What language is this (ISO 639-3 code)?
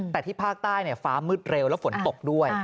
tha